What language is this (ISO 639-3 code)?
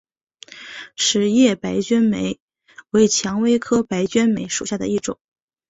zho